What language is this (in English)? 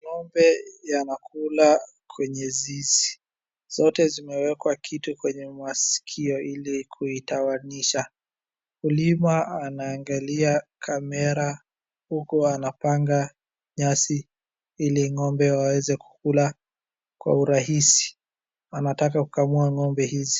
Swahili